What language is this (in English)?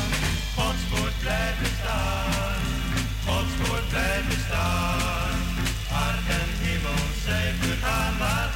Dutch